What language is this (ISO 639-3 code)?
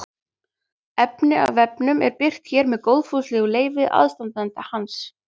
isl